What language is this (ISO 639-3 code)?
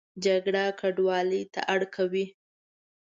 pus